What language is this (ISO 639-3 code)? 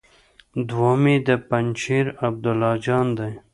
pus